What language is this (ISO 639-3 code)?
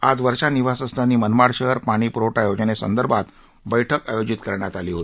mar